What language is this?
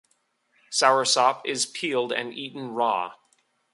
English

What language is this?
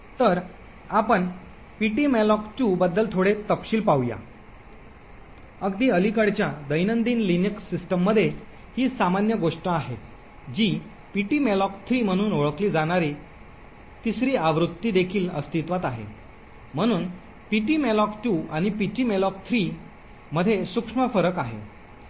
Marathi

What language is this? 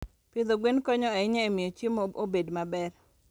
Luo (Kenya and Tanzania)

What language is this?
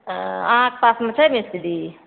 Maithili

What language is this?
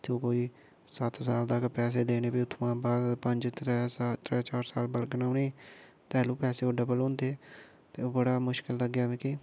Dogri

